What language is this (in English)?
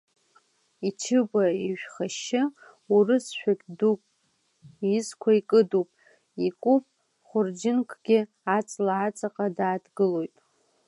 Abkhazian